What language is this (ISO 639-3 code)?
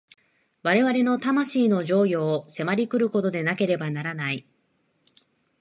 jpn